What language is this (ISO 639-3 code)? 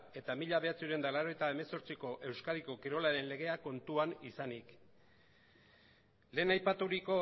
eus